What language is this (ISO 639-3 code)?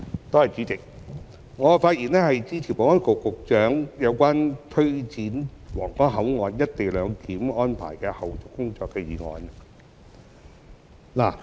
yue